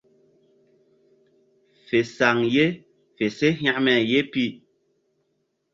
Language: Mbum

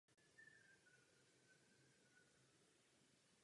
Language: Czech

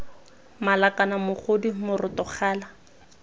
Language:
Tswana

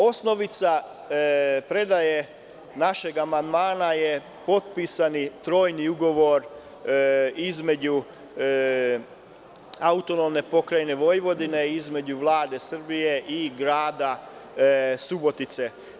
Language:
Serbian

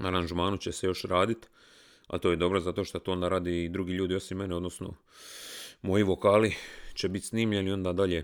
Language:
Croatian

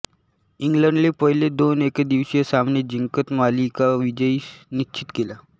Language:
Marathi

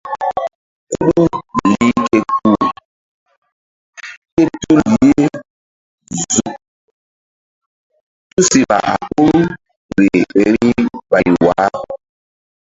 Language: Mbum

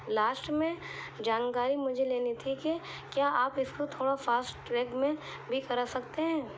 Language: Urdu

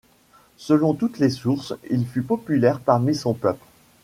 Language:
French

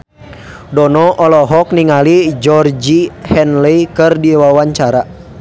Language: Sundanese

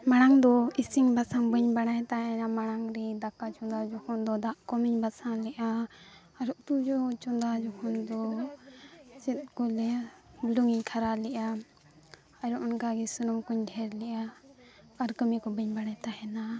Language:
Santali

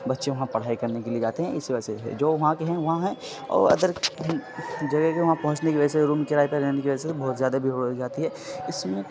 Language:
Urdu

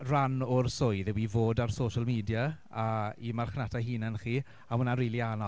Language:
Welsh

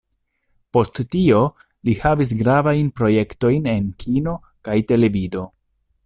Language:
Esperanto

